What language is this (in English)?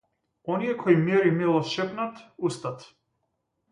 Macedonian